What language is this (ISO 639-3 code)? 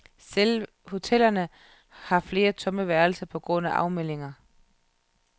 dan